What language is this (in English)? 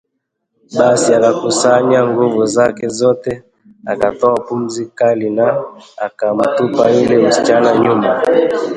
Swahili